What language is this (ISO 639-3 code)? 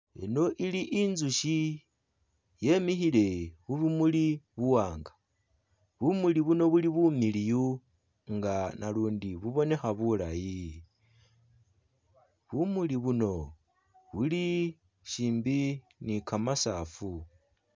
myx